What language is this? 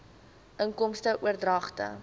Afrikaans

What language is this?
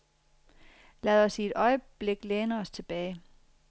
Danish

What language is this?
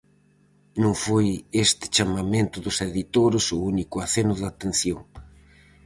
Galician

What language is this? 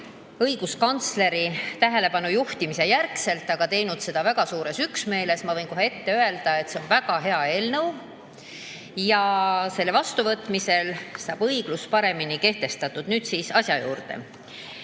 Estonian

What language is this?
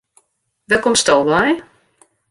Western Frisian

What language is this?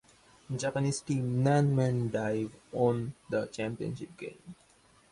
English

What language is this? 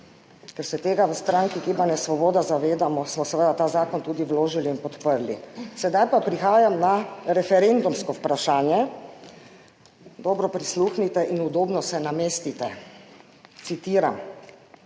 Slovenian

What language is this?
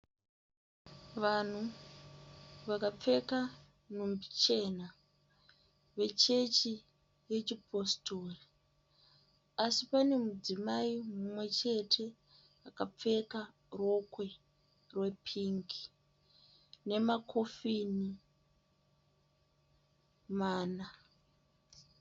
Shona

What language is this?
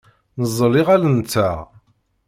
Kabyle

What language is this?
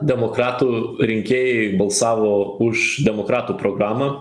Lithuanian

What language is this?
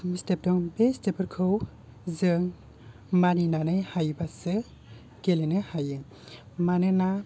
Bodo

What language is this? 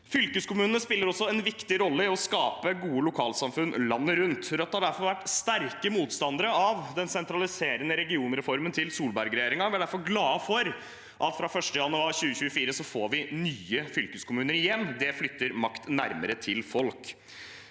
Norwegian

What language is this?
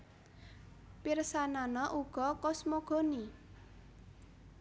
Javanese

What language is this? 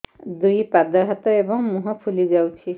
Odia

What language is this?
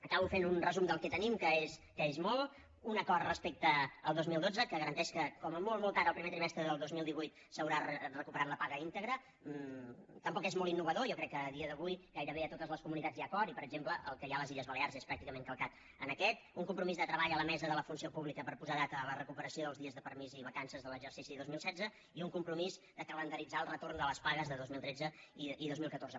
Catalan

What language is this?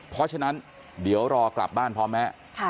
Thai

